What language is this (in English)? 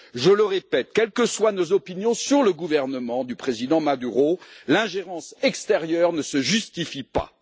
French